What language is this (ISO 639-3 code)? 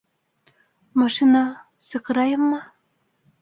bak